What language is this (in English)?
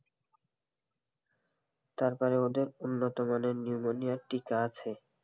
Bangla